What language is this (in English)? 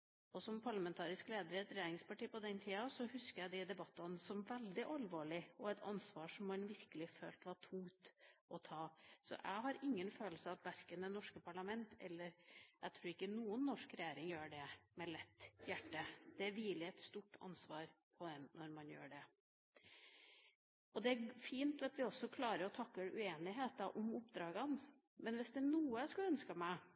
Norwegian Bokmål